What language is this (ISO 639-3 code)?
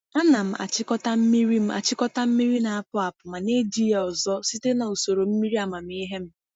ibo